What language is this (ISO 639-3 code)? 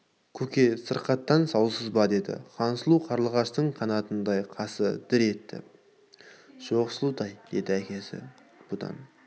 kaz